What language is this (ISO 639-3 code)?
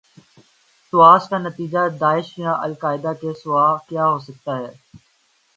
urd